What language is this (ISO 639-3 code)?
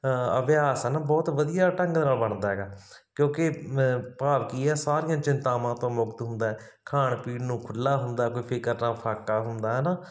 pan